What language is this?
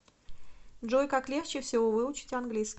Russian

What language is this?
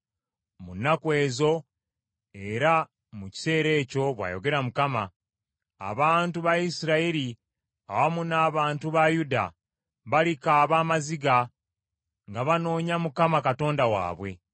Ganda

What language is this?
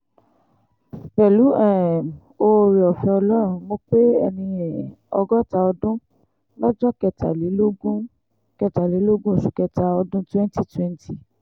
Yoruba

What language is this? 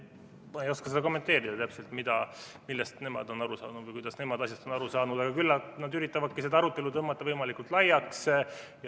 Estonian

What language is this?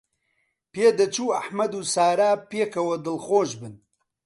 Central Kurdish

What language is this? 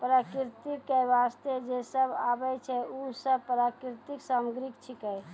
Maithili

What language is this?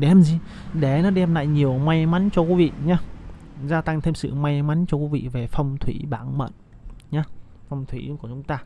Vietnamese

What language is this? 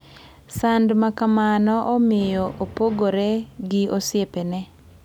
Luo (Kenya and Tanzania)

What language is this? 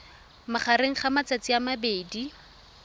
Tswana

